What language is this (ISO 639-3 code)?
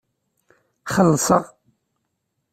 kab